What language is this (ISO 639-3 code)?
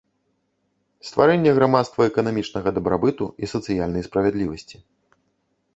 bel